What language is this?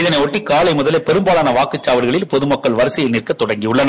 Tamil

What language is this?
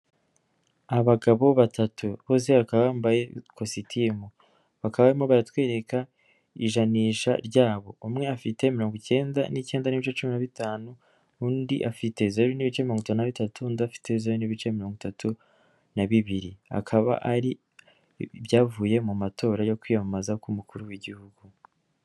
Kinyarwanda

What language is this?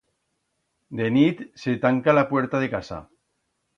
Aragonese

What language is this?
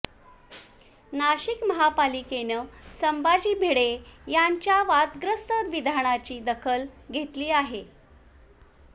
Marathi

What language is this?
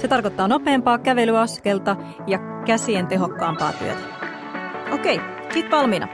Finnish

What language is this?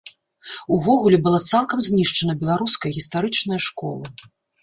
Belarusian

